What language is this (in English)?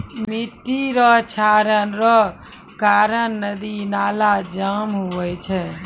Maithili